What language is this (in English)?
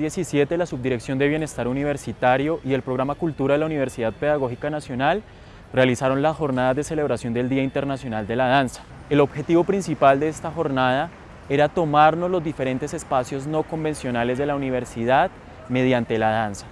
Spanish